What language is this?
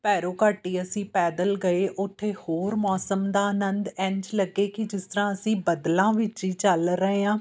Punjabi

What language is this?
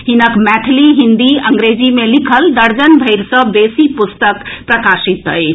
Maithili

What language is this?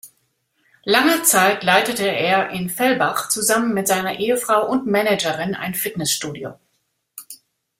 German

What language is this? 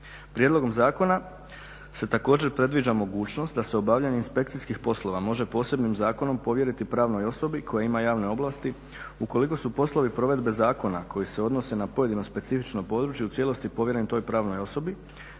Croatian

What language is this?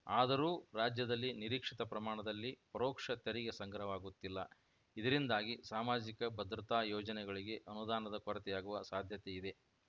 Kannada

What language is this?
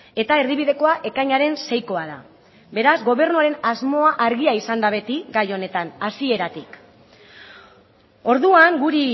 Basque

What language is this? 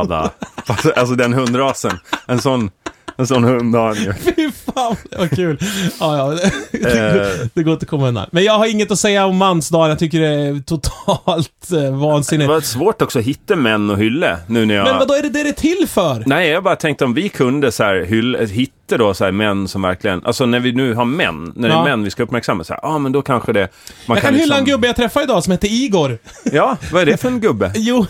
Swedish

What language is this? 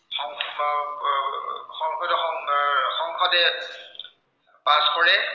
Assamese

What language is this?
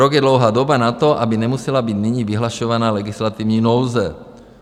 Czech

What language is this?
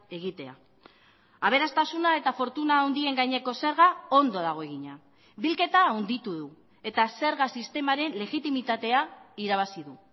Basque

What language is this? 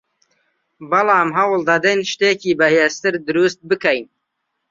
Central Kurdish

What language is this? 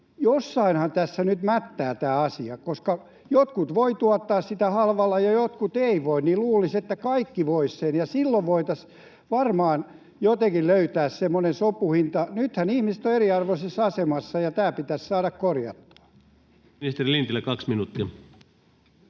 Finnish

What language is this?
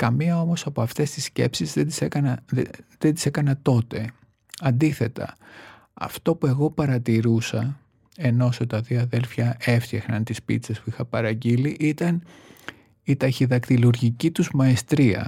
Greek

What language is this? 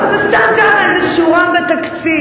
Hebrew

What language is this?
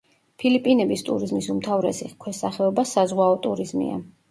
Georgian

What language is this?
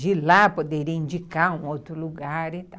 Portuguese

